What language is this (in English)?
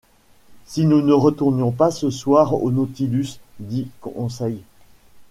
French